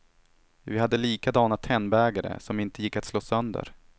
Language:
Swedish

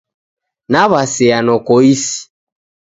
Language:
Taita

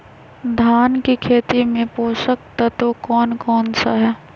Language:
Magahi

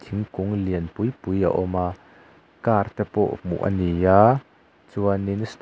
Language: Mizo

